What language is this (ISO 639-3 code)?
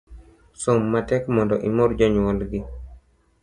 luo